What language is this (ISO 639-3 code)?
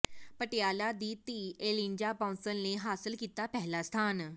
pan